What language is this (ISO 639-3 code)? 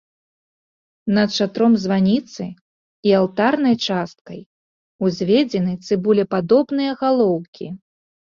bel